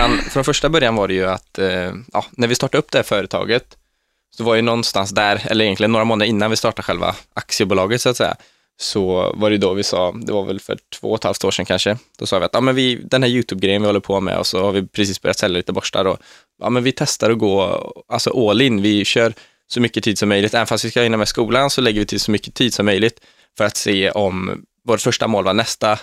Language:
Swedish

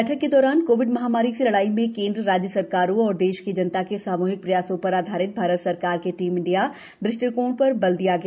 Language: Hindi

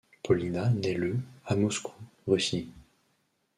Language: French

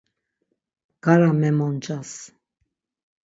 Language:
Laz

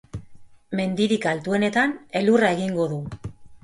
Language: Basque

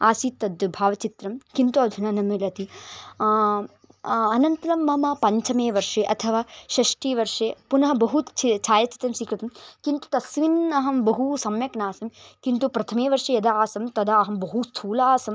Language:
Sanskrit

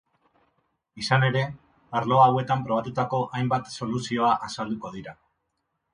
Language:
Basque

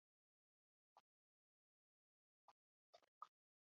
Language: Uzbek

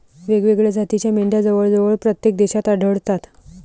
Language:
Marathi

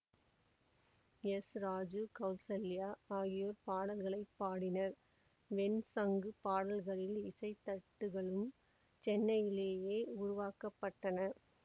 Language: Tamil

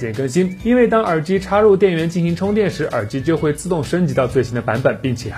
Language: Chinese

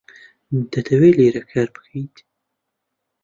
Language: Central Kurdish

